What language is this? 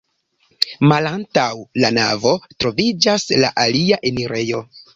Esperanto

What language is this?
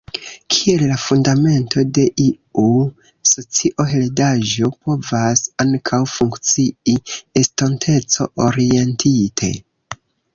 Esperanto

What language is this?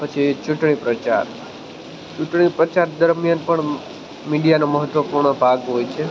Gujarati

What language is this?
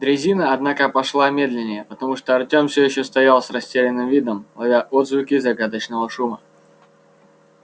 Russian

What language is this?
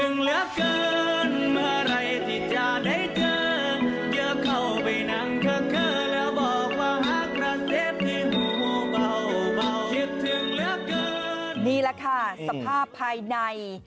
Thai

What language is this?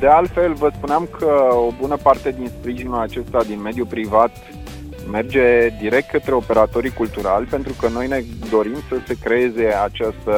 Romanian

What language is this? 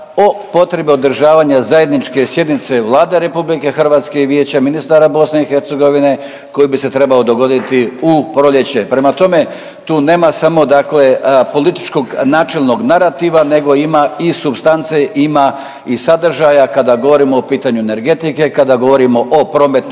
Croatian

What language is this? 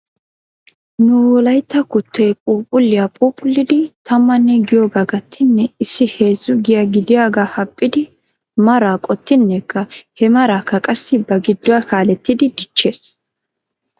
Wolaytta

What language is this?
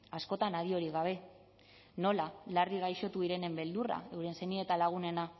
Basque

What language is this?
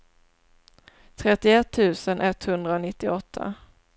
Swedish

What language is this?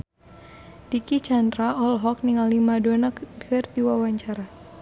Sundanese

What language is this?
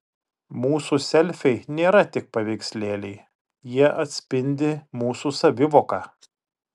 Lithuanian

